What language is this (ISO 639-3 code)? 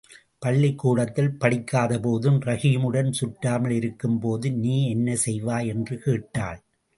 tam